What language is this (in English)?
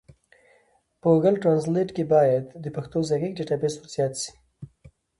Pashto